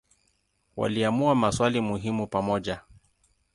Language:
Swahili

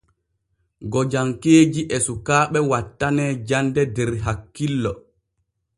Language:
Borgu Fulfulde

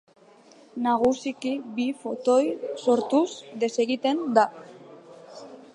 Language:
Basque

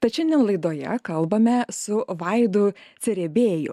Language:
Lithuanian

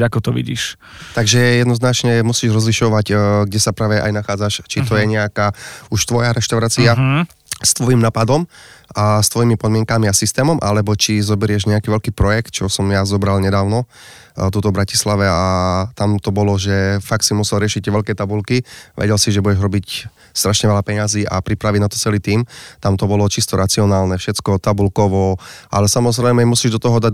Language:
Slovak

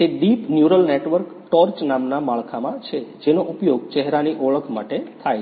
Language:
Gujarati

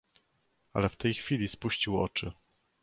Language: Polish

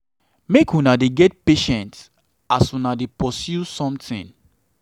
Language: Nigerian Pidgin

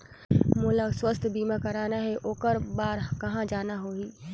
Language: Chhattisgarhi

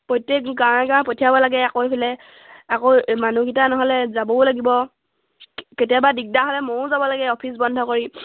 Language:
Assamese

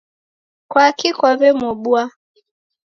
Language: Taita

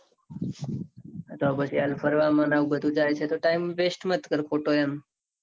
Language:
Gujarati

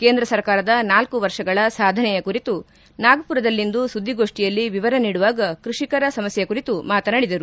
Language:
Kannada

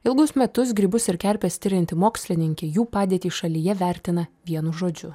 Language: Lithuanian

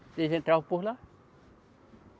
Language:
Portuguese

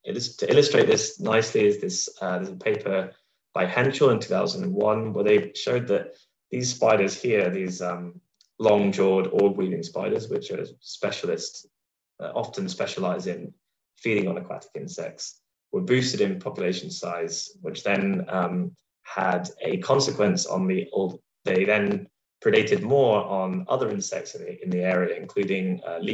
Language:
English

